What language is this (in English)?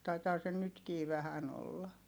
Finnish